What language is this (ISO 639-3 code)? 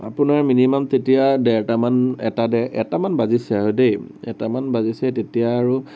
asm